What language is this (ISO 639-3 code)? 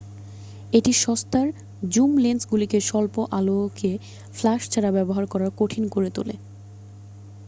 ben